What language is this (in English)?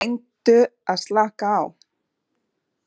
Icelandic